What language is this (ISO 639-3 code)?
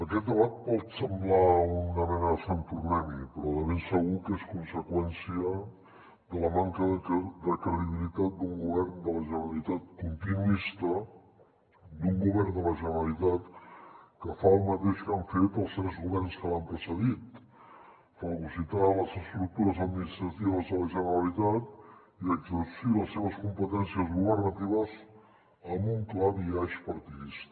cat